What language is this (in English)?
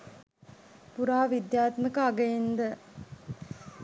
Sinhala